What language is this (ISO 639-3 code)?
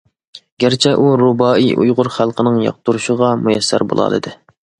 uig